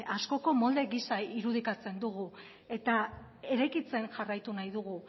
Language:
Basque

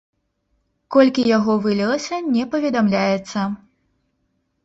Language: Belarusian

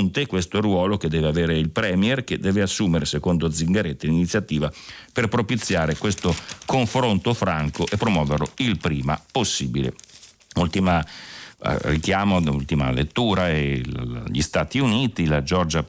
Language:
Italian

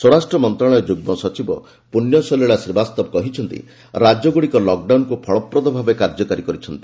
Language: Odia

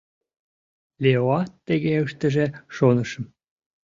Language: Mari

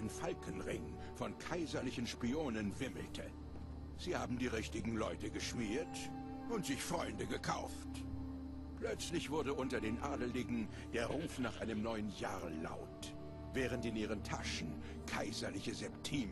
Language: German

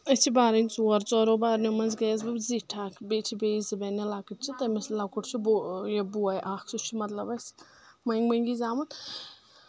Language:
Kashmiri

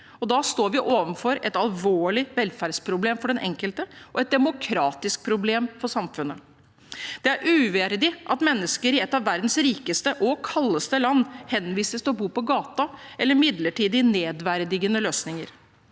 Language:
Norwegian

